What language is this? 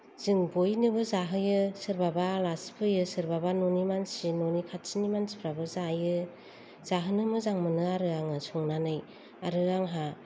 Bodo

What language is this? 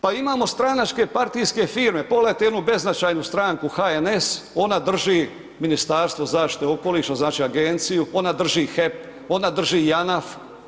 Croatian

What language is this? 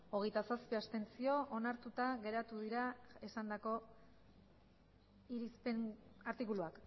Basque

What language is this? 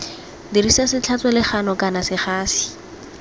Tswana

